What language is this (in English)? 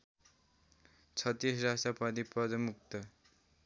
Nepali